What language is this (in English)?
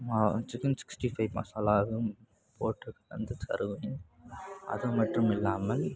Tamil